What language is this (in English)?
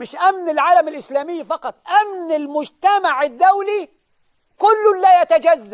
Arabic